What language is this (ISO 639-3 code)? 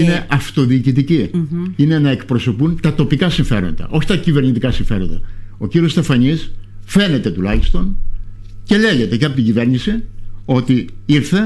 ell